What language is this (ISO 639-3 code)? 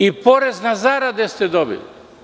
srp